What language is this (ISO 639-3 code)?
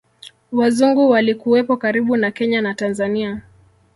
swa